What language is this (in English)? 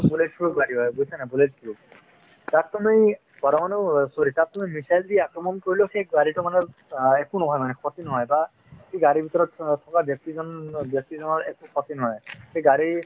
Assamese